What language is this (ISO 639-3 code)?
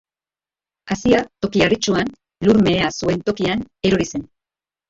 eus